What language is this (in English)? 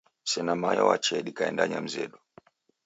Taita